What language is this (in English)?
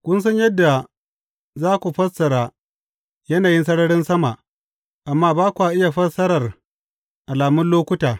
Hausa